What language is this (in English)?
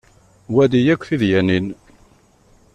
Kabyle